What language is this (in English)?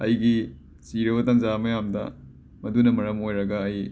Manipuri